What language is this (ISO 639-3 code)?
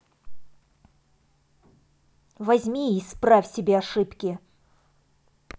rus